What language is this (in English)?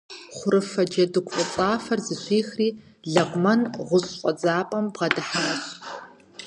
Kabardian